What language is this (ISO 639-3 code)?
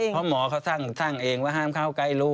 tha